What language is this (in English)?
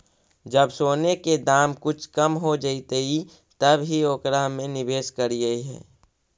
Magahi